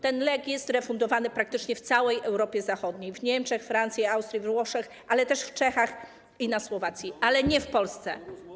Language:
Polish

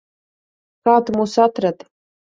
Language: Latvian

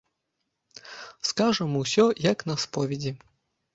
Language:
Belarusian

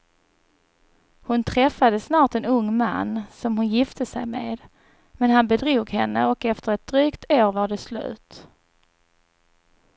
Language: Swedish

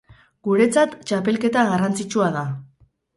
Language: Basque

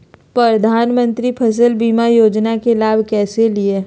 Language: Magahi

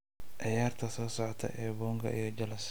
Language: Somali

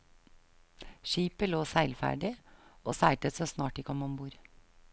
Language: Norwegian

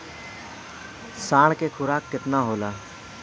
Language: Bhojpuri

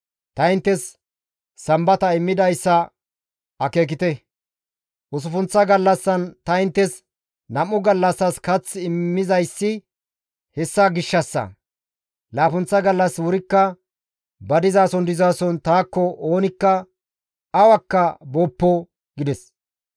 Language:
Gamo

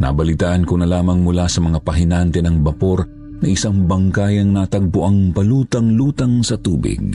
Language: Filipino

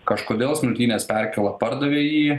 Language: Lithuanian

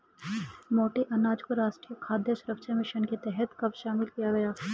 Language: Hindi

